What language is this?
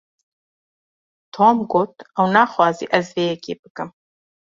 Kurdish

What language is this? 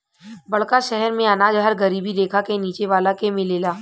Bhojpuri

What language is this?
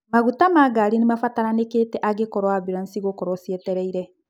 Kikuyu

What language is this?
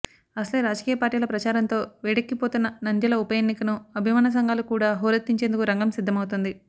Telugu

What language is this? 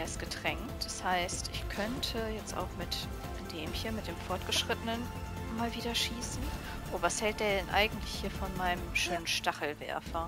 German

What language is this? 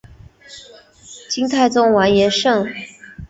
Chinese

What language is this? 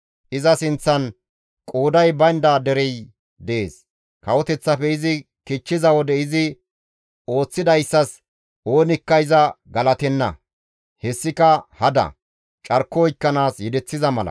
Gamo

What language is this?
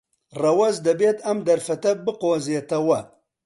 Central Kurdish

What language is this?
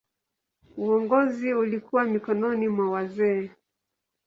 Swahili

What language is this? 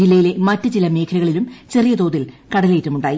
Malayalam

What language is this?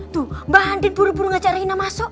Indonesian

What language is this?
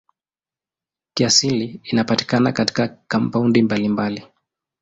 Swahili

